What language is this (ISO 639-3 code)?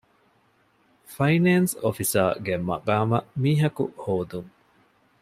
div